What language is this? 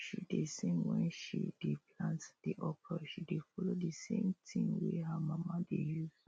Nigerian Pidgin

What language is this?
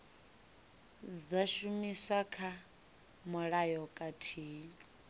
Venda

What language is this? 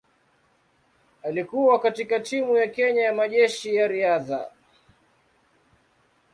Swahili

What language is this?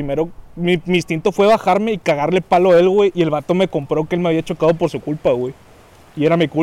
Spanish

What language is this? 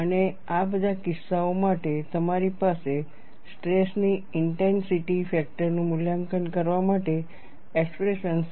Gujarati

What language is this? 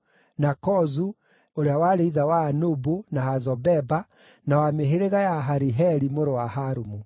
Kikuyu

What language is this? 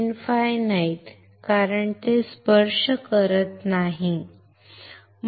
Marathi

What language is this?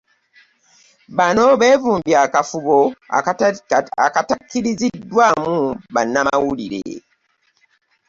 Ganda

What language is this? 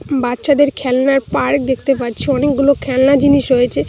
Bangla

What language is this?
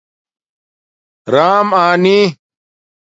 Domaaki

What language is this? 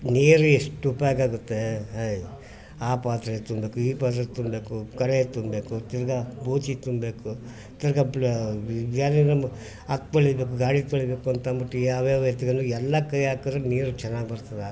Kannada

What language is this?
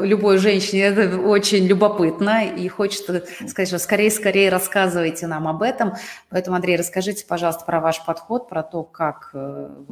Russian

